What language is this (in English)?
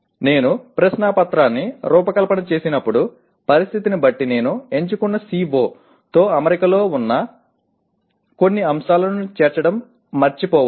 Telugu